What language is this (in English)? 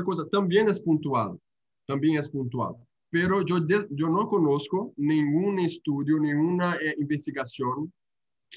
Spanish